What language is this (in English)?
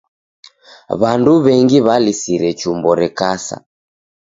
Taita